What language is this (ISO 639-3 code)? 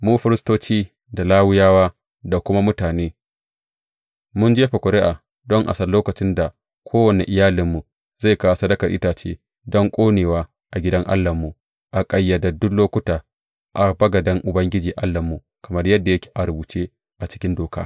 hau